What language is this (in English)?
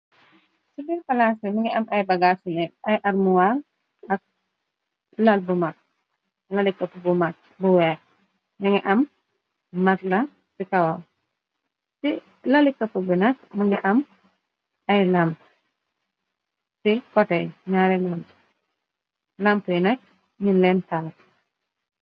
Wolof